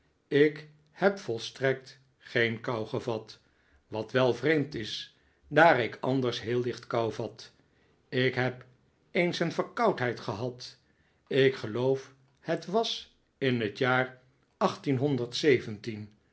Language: Dutch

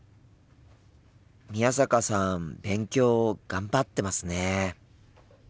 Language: Japanese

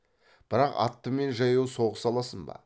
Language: Kazakh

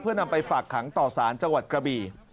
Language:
Thai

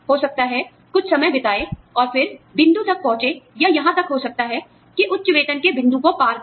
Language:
Hindi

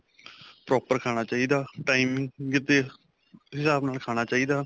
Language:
Punjabi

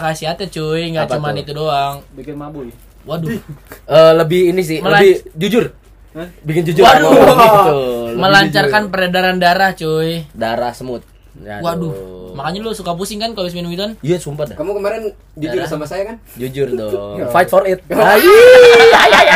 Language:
Indonesian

